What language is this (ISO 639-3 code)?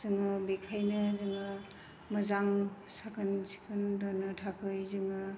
brx